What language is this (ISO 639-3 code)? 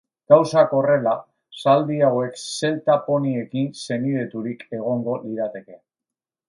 eus